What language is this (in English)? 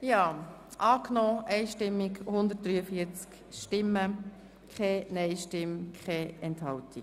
Swiss German